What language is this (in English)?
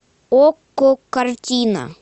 Russian